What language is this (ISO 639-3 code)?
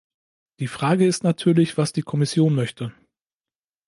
deu